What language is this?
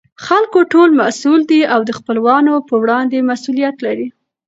Pashto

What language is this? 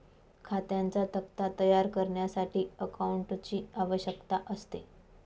Marathi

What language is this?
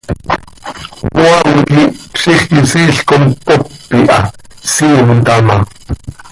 Seri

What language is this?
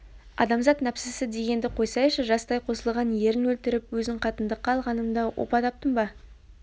Kazakh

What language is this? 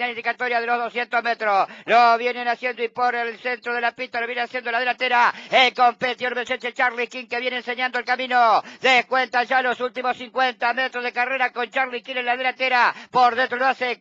Spanish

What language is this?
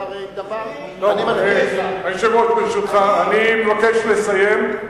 Hebrew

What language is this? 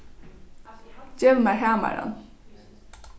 Faroese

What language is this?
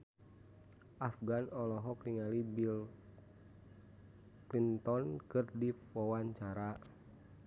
Sundanese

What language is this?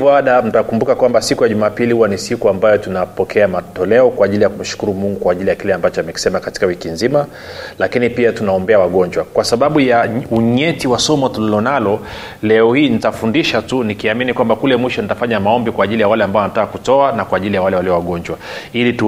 Swahili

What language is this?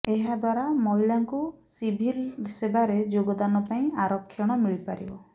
Odia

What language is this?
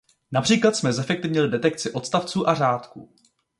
Czech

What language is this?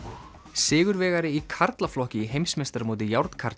Icelandic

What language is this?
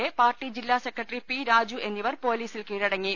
Malayalam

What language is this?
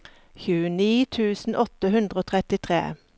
Norwegian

